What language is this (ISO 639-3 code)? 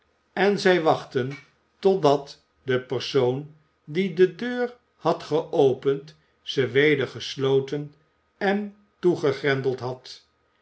nld